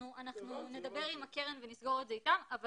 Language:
Hebrew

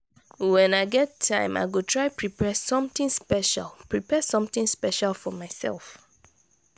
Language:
Nigerian Pidgin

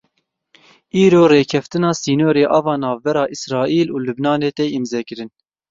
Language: Kurdish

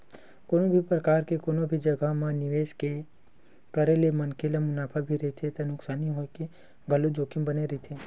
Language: Chhattisgarhi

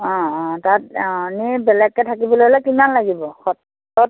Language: Assamese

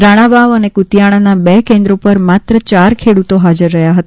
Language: Gujarati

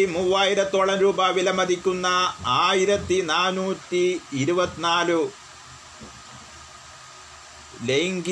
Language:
Malayalam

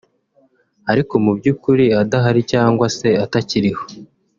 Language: Kinyarwanda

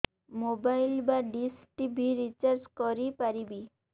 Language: Odia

